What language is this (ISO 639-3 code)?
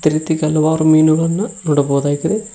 kan